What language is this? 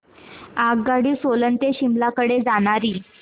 Marathi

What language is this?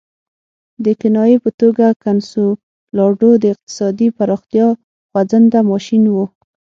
Pashto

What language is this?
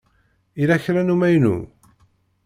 Kabyle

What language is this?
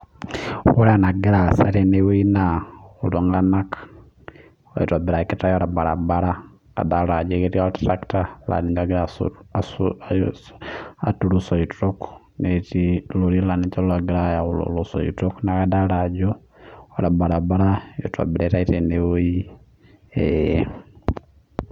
Masai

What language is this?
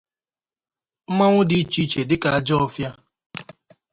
Igbo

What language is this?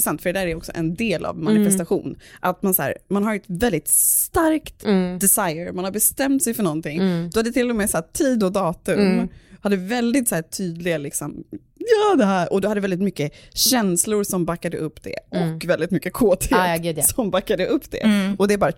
Swedish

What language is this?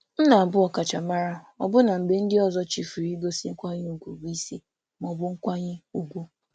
Igbo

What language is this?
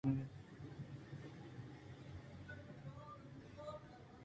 Eastern Balochi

